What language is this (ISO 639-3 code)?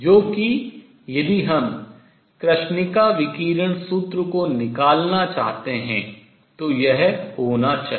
hin